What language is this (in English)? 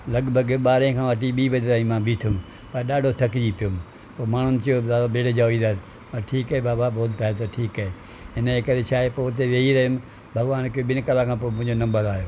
Sindhi